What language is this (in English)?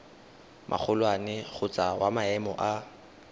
Tswana